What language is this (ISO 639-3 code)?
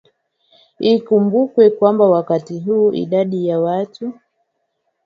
swa